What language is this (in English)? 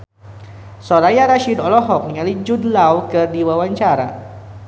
Sundanese